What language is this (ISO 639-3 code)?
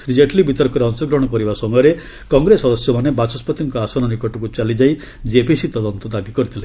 ori